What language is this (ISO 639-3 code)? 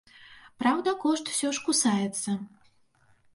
bel